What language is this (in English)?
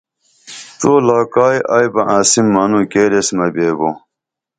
Dameli